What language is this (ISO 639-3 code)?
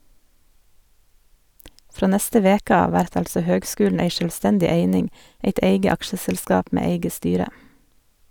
nor